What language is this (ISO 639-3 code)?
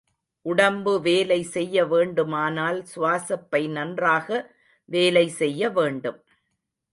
tam